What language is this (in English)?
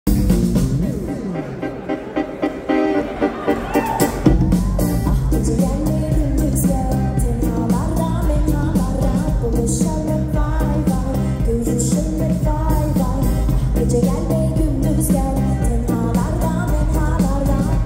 Arabic